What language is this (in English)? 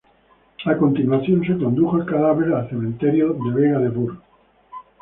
Spanish